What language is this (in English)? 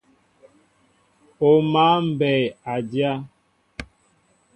Mbo (Cameroon)